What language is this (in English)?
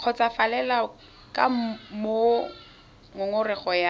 Tswana